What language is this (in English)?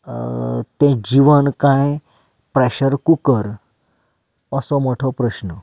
Konkani